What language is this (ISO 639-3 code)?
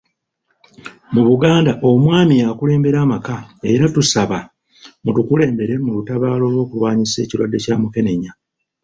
lug